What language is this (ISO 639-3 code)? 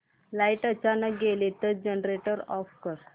mar